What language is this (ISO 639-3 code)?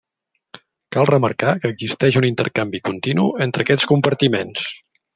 cat